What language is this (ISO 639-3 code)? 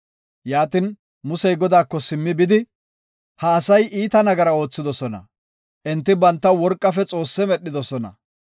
gof